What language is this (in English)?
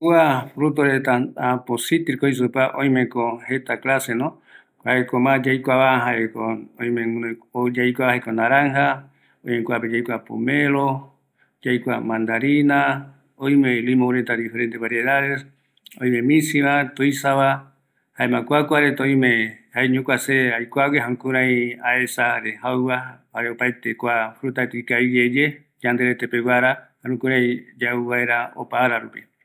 Eastern Bolivian Guaraní